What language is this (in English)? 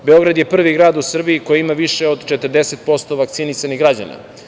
Serbian